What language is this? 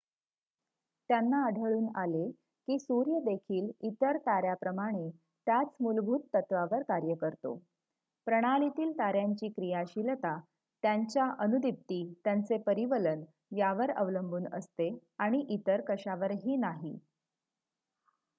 Marathi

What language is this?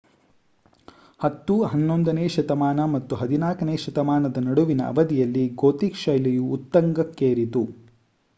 Kannada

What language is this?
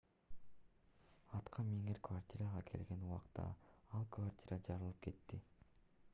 Kyrgyz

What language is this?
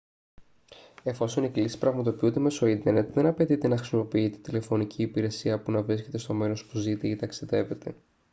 Greek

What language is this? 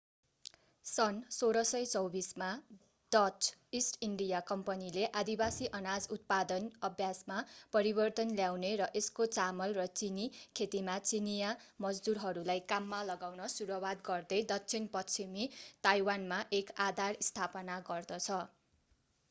Nepali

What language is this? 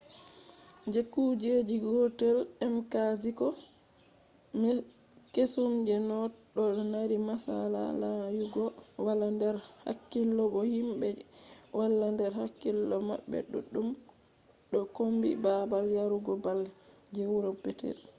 Fula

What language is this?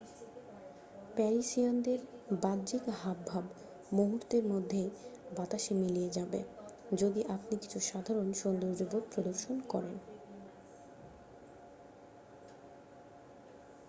Bangla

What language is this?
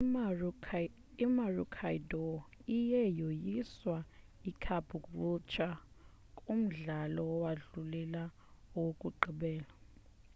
Xhosa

